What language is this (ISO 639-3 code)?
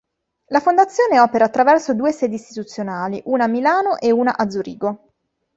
ita